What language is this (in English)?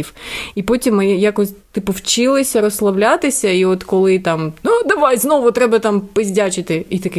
Ukrainian